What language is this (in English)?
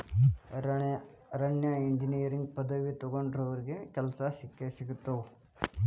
Kannada